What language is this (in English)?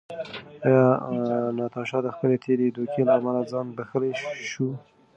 Pashto